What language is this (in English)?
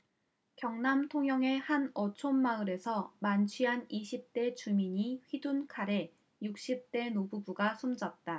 Korean